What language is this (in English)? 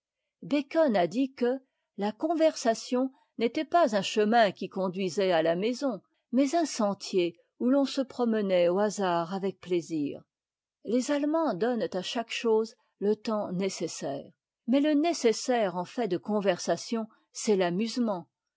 French